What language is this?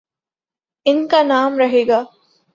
Urdu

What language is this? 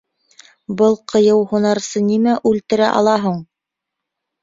Bashkir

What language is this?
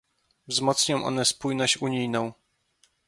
Polish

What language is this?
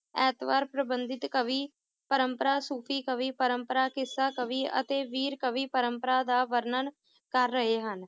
Punjabi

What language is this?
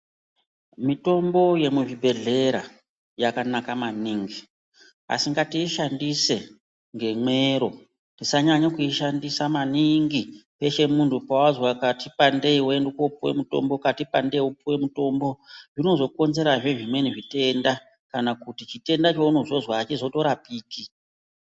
Ndau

